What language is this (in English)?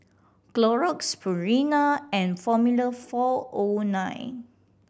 English